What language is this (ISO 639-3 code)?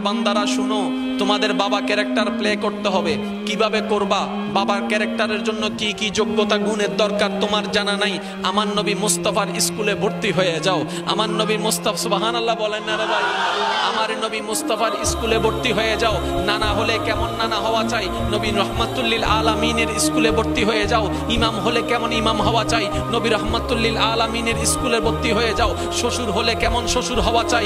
tur